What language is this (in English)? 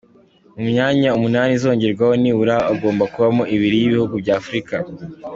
Kinyarwanda